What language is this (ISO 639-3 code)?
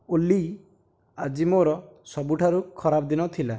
ori